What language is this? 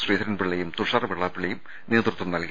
Malayalam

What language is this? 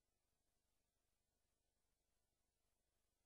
Hebrew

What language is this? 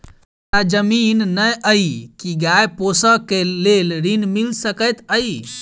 Maithili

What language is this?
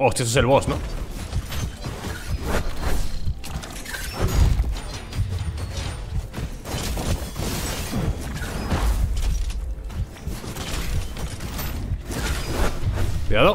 Spanish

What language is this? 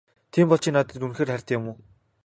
Mongolian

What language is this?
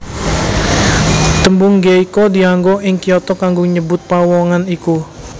Javanese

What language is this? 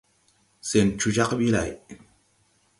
Tupuri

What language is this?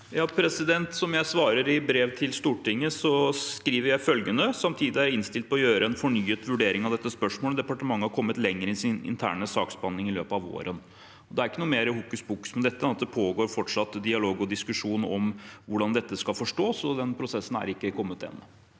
Norwegian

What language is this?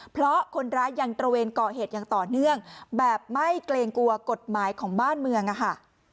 Thai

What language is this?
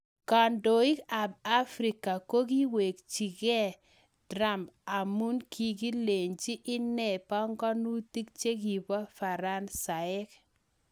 Kalenjin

